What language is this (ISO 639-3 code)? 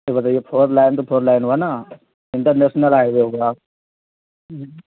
urd